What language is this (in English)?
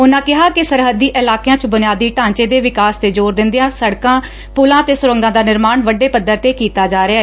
Punjabi